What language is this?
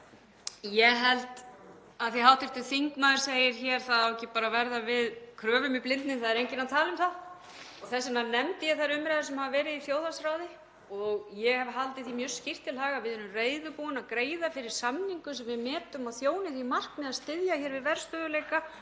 Icelandic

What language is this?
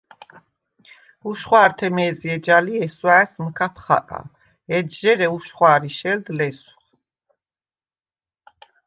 Svan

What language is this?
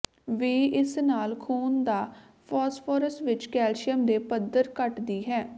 Punjabi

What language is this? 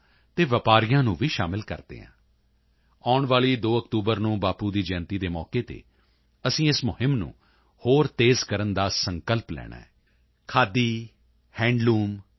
Punjabi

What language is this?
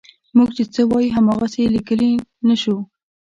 Pashto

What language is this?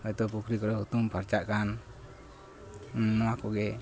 Santali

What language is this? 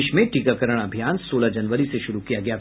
Hindi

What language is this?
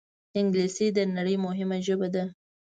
Pashto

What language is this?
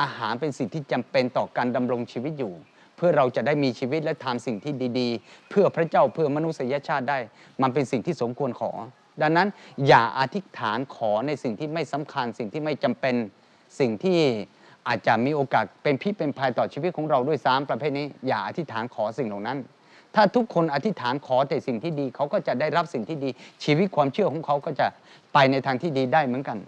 Thai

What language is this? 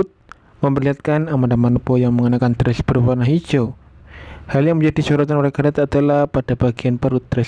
Indonesian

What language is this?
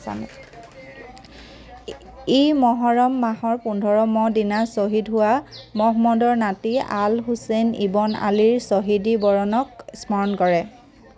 Assamese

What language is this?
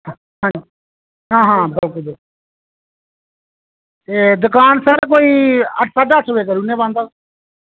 Dogri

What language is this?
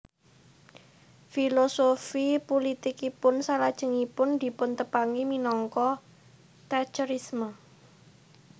Javanese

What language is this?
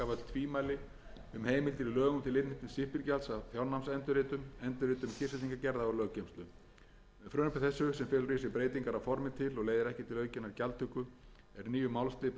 Icelandic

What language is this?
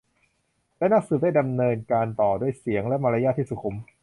Thai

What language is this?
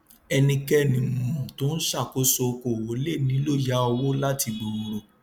Yoruba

